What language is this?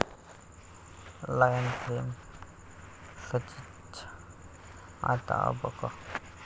Marathi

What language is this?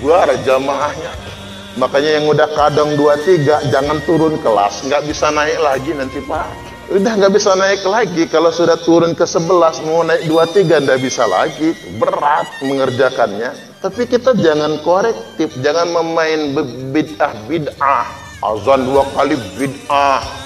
Indonesian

